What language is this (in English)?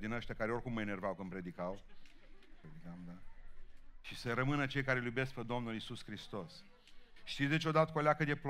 Romanian